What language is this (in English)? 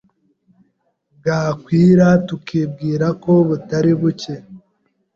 Kinyarwanda